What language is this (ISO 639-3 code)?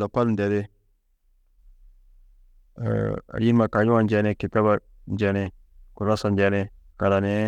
tuq